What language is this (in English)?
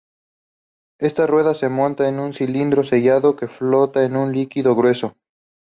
Spanish